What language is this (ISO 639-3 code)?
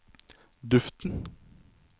nor